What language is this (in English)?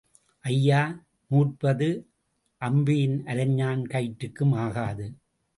Tamil